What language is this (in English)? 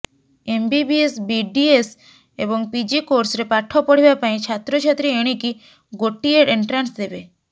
Odia